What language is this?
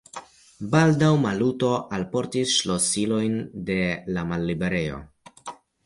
Esperanto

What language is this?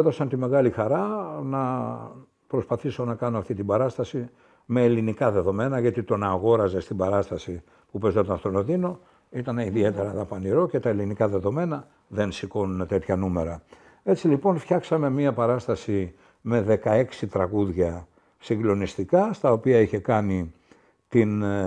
Greek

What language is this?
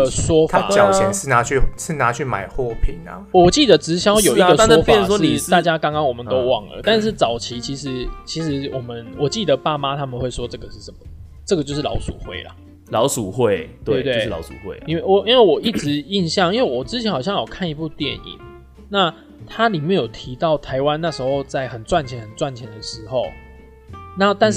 Chinese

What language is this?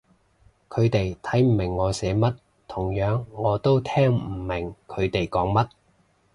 Cantonese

